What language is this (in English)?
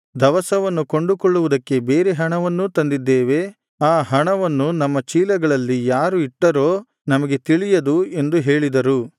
Kannada